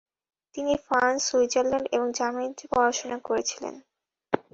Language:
Bangla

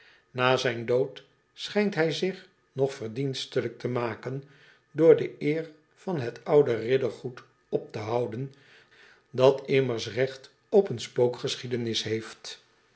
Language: Dutch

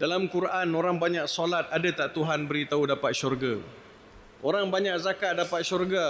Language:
Malay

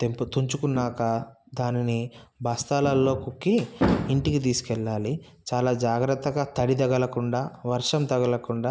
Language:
Telugu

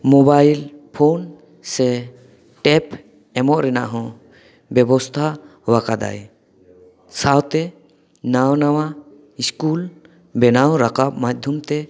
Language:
Santali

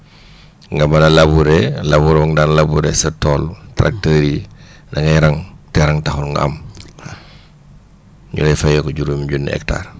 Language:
Wolof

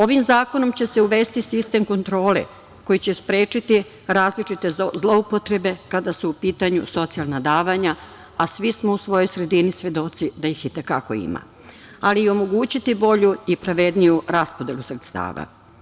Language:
Serbian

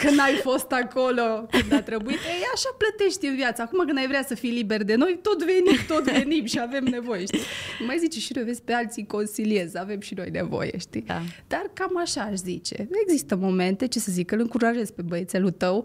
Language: Romanian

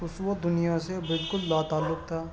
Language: Urdu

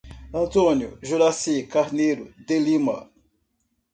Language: Portuguese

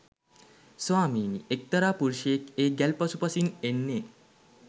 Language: Sinhala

